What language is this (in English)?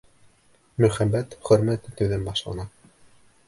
Bashkir